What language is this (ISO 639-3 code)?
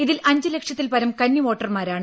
mal